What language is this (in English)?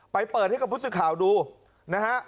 Thai